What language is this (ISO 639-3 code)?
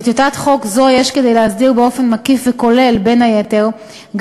heb